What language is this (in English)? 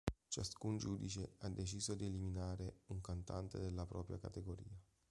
Italian